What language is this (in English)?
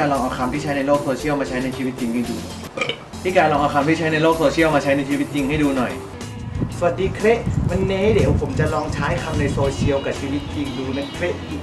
Thai